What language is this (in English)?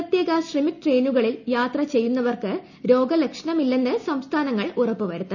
Malayalam